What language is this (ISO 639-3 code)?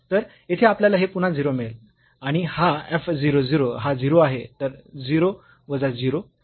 mar